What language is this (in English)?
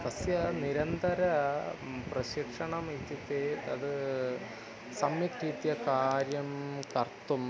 Sanskrit